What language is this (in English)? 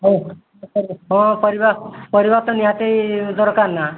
Odia